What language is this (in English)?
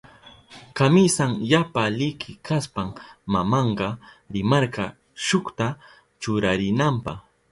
Southern Pastaza Quechua